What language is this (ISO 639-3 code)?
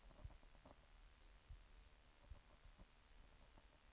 swe